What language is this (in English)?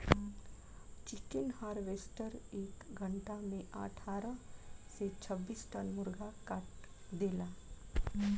Bhojpuri